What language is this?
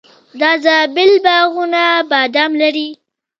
Pashto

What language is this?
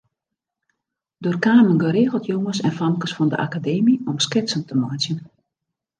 Western Frisian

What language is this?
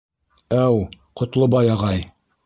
Bashkir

